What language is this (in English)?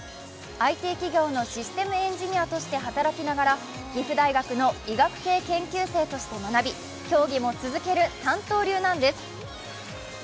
Japanese